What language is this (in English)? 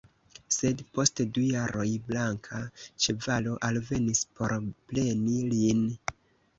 Esperanto